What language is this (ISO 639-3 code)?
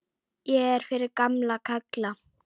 isl